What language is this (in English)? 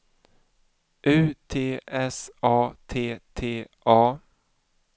Swedish